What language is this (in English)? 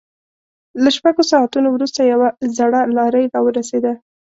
Pashto